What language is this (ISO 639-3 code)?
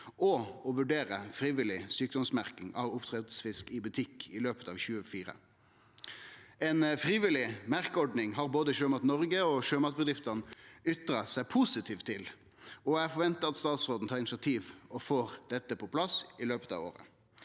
nor